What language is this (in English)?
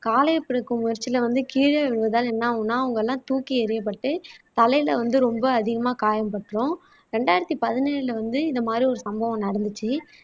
Tamil